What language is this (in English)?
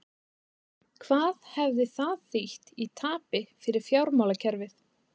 Icelandic